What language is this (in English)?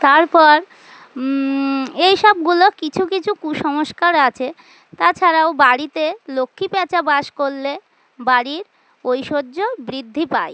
Bangla